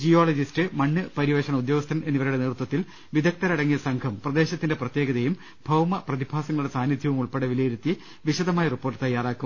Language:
Malayalam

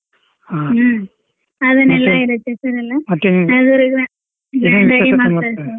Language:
Kannada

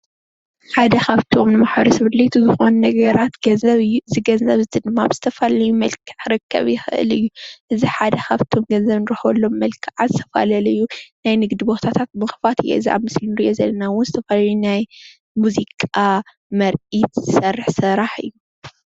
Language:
Tigrinya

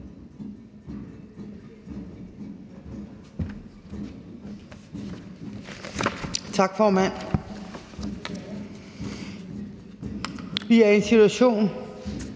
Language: Danish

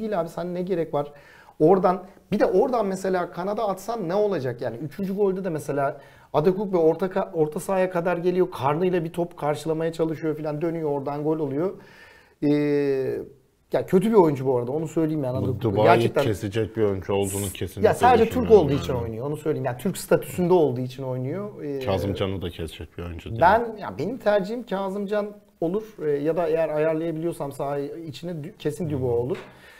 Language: Turkish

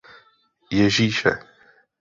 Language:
Czech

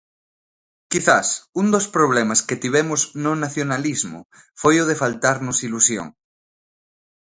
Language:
Galician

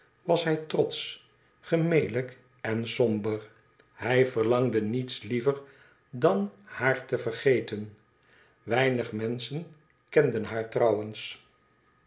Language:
Dutch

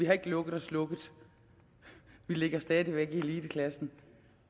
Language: Danish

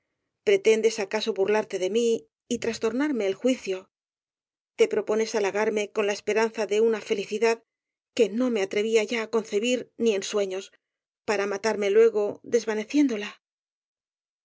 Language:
Spanish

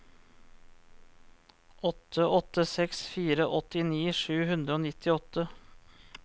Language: Norwegian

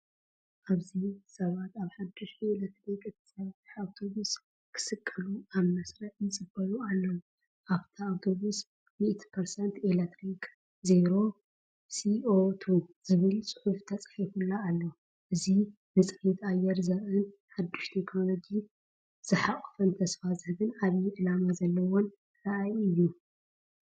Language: Tigrinya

